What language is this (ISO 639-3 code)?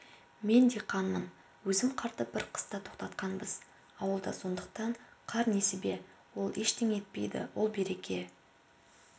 kaz